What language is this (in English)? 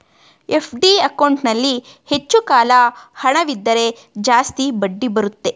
Kannada